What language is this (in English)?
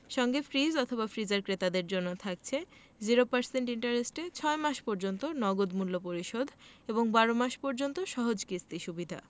Bangla